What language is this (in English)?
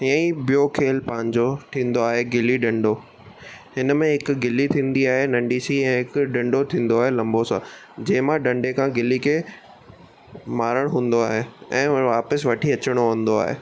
Sindhi